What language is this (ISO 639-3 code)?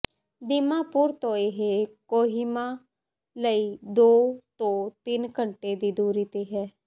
pan